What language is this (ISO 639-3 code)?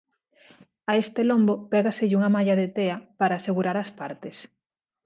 glg